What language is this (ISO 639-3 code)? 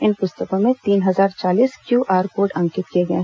hin